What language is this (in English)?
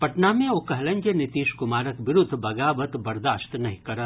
Maithili